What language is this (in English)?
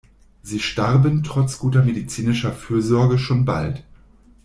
German